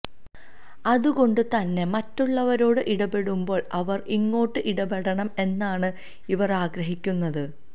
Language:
Malayalam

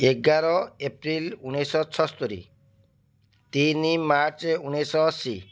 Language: Odia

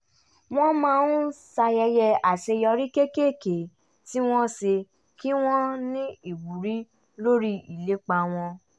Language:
Yoruba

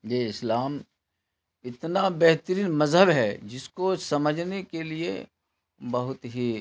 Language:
Urdu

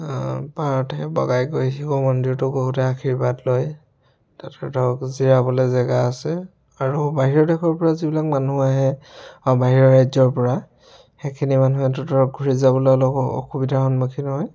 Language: Assamese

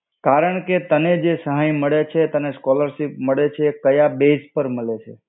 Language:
Gujarati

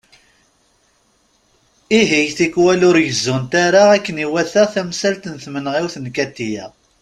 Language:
Kabyle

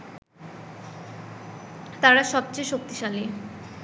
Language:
Bangla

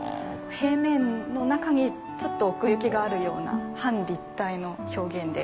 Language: Japanese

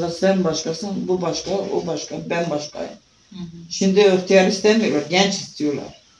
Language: Turkish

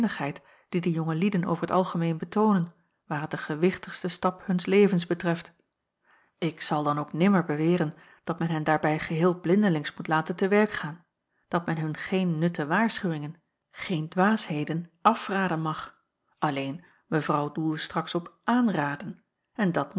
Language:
Dutch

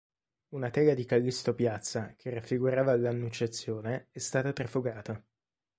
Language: Italian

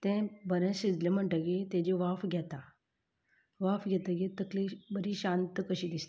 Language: Konkani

